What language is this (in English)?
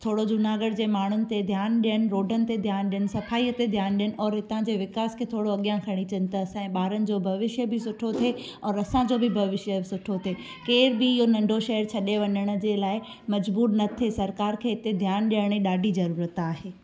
Sindhi